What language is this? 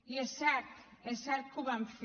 Catalan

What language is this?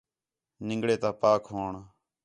Khetrani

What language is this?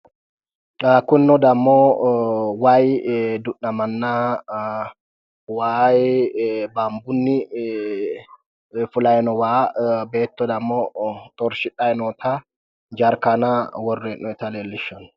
Sidamo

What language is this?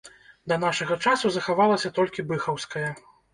Belarusian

